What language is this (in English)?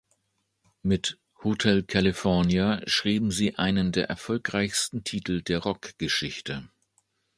German